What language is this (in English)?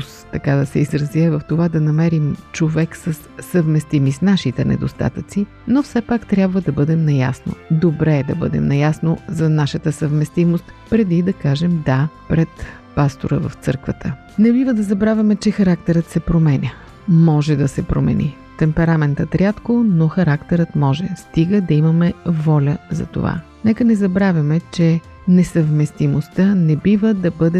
Bulgarian